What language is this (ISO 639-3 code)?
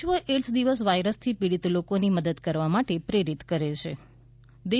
guj